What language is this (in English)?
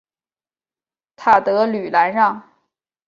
Chinese